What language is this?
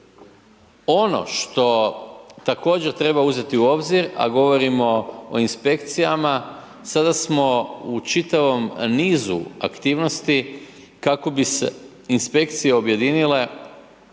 Croatian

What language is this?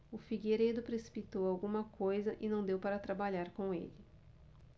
Portuguese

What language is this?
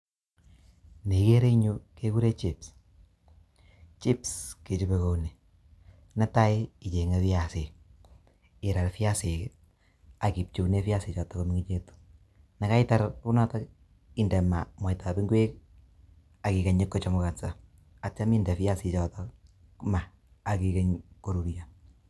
Kalenjin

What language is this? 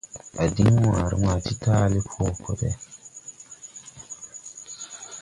Tupuri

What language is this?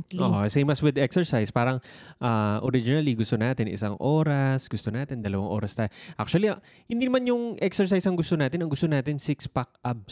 Filipino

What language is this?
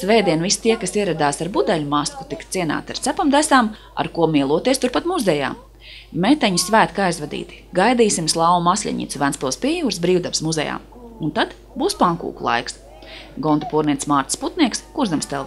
Latvian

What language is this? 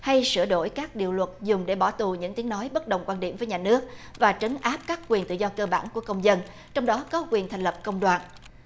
Vietnamese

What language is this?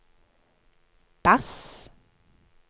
Norwegian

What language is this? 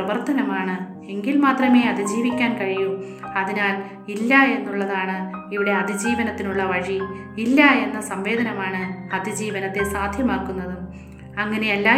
Malayalam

